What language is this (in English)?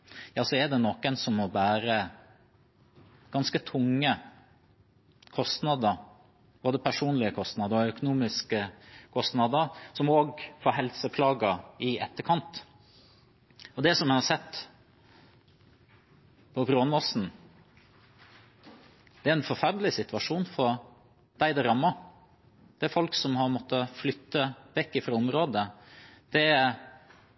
Norwegian Bokmål